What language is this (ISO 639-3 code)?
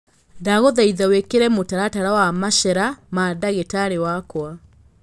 kik